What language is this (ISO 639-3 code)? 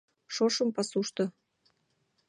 chm